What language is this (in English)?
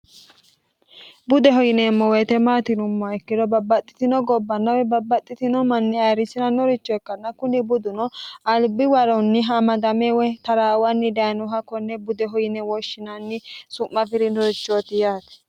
Sidamo